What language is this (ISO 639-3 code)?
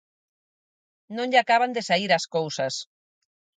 glg